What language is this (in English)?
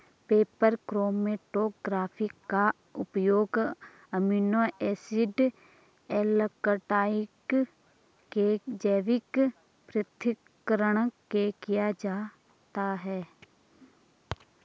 Hindi